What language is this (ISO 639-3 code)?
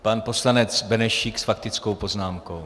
ces